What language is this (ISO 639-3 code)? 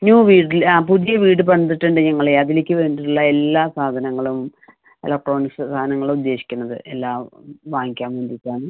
mal